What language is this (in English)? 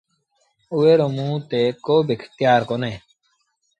Sindhi Bhil